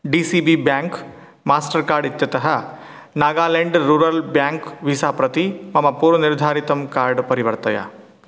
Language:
Sanskrit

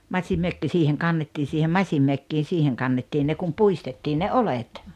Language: Finnish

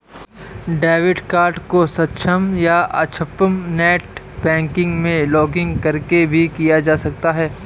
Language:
Hindi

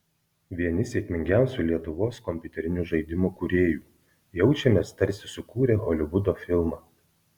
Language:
Lithuanian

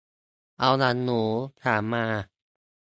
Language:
Thai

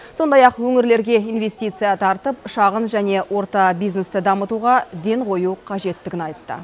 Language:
Kazakh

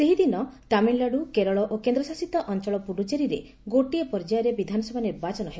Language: Odia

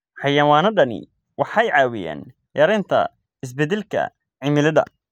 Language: Somali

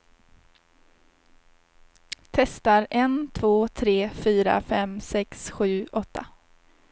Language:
Swedish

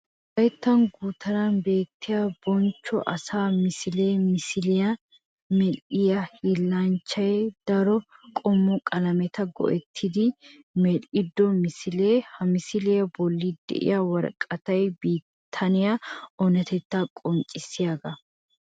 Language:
Wolaytta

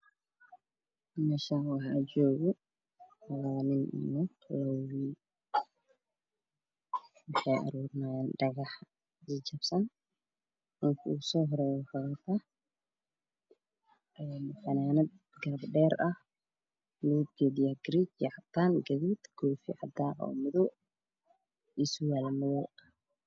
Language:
Somali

